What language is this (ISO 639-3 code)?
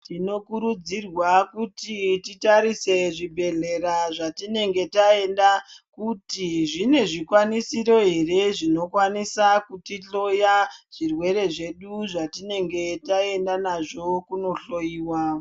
ndc